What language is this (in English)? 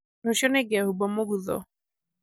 Kikuyu